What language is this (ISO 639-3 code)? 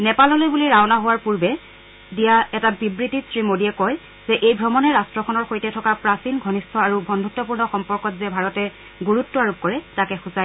asm